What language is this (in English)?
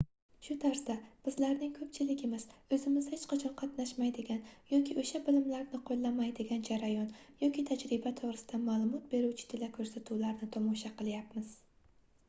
Uzbek